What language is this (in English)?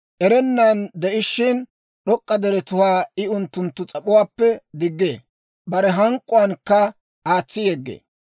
Dawro